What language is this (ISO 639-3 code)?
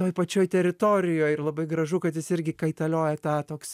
lit